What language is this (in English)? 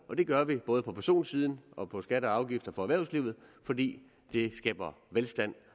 Danish